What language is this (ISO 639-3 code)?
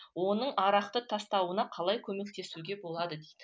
kaz